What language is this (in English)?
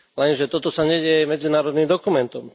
Slovak